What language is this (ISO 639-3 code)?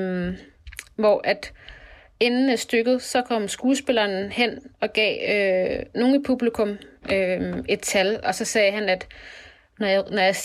dan